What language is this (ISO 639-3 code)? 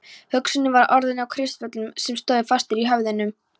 isl